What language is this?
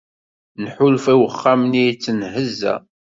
Kabyle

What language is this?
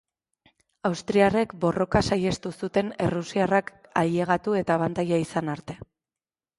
Basque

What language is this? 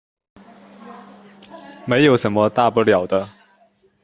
Chinese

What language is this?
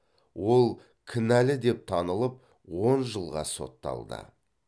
Kazakh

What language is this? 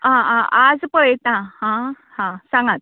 Konkani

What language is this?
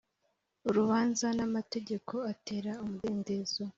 Kinyarwanda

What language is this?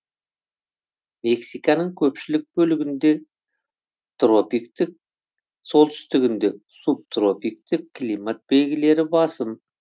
Kazakh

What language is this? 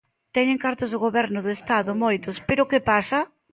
Galician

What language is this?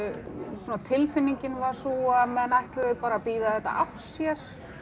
Icelandic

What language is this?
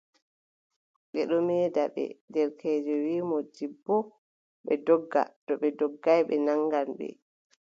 Adamawa Fulfulde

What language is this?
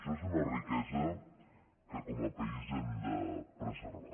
Catalan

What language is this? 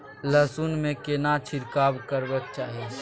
Maithili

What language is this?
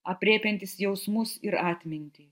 Lithuanian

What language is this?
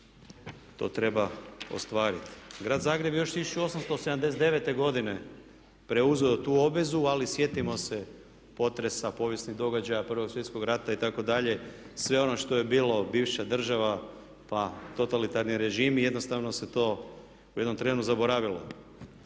Croatian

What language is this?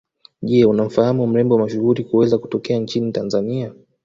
Swahili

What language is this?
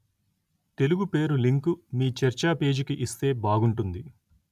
Telugu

